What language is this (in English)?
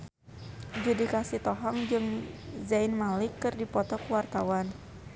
Sundanese